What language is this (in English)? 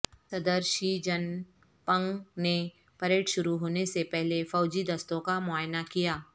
Urdu